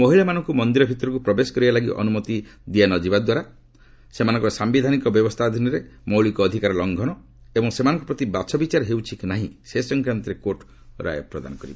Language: Odia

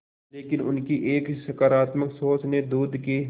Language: Hindi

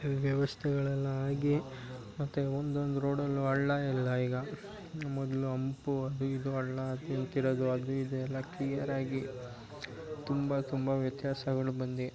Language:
Kannada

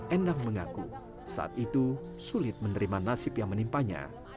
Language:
Indonesian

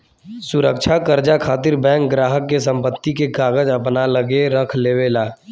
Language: Bhojpuri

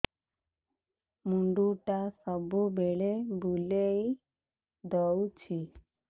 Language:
Odia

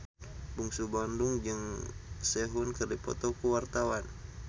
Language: Sundanese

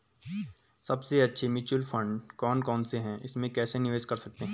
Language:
Hindi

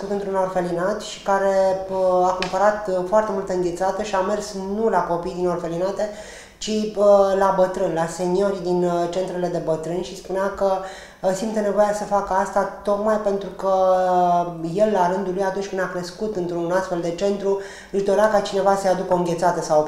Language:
Romanian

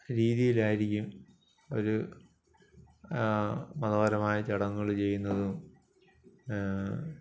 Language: Malayalam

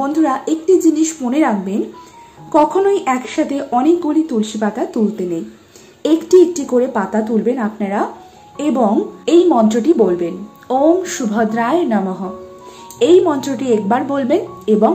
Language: Bangla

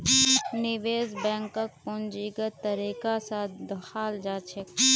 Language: Magahi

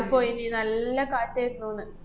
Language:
Malayalam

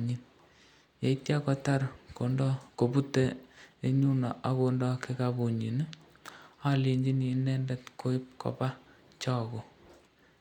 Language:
Kalenjin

